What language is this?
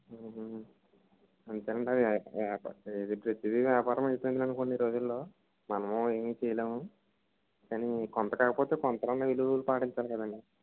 Telugu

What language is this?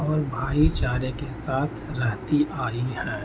Urdu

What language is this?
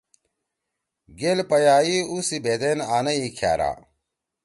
Torwali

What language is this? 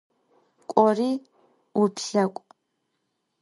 Adyghe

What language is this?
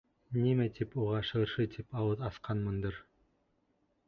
Bashkir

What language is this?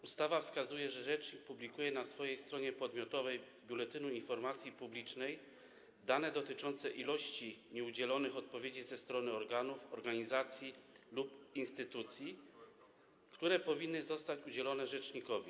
Polish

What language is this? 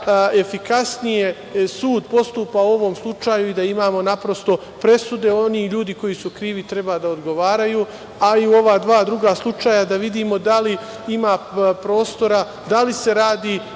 Serbian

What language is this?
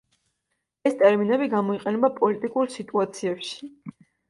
Georgian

